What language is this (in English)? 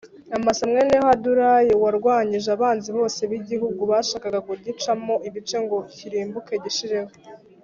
Kinyarwanda